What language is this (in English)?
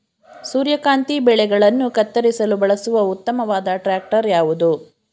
Kannada